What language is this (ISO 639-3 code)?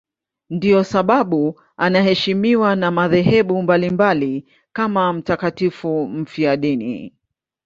swa